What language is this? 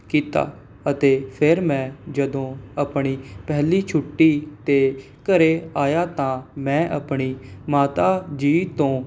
Punjabi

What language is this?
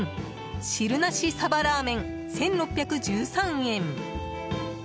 Japanese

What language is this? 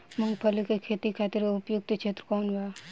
Bhojpuri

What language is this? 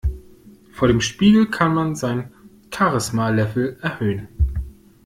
German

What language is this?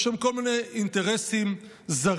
Hebrew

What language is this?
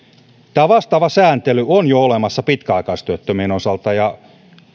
Finnish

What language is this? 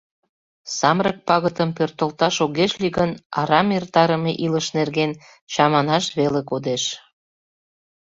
Mari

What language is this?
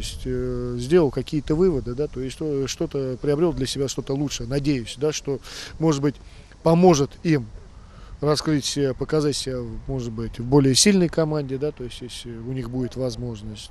Russian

